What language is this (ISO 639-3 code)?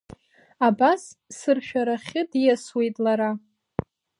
abk